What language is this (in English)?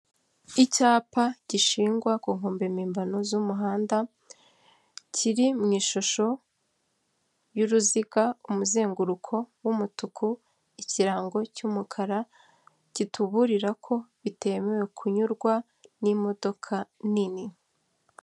Kinyarwanda